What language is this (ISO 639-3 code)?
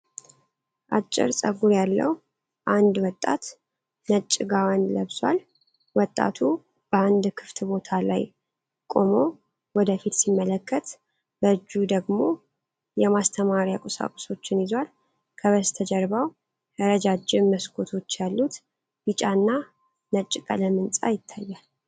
amh